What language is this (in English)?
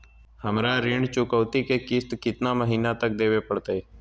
Magahi